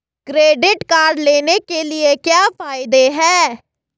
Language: Hindi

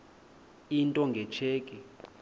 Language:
Xhosa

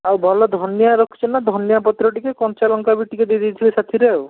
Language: Odia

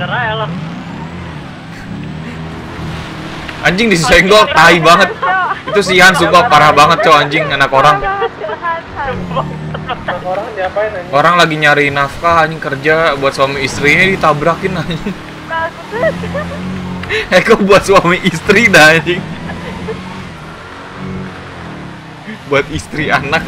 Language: Indonesian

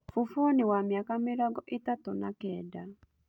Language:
Kikuyu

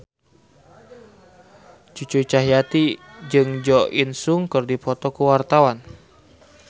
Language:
Sundanese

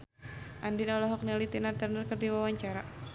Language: Sundanese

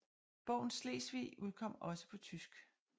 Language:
Danish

